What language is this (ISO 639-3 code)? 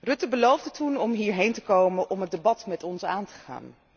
nld